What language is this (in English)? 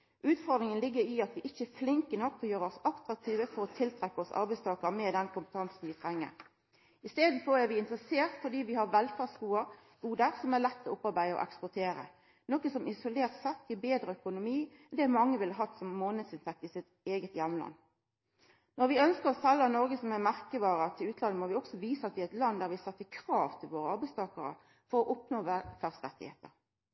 Norwegian Nynorsk